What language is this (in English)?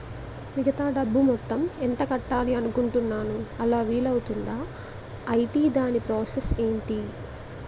Telugu